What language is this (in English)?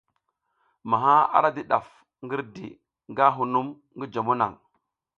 South Giziga